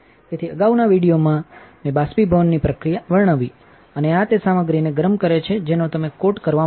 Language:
Gujarati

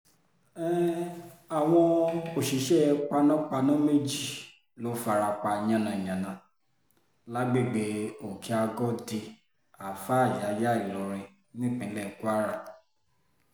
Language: Yoruba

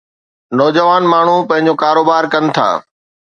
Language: Sindhi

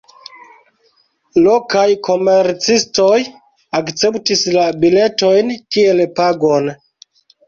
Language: Esperanto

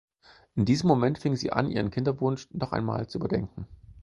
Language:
German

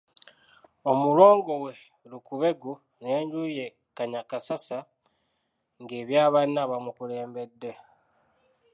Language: Ganda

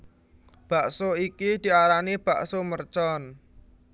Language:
Javanese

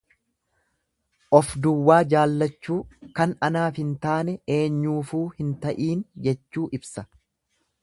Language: Oromo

